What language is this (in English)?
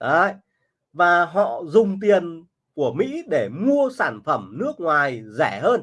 Vietnamese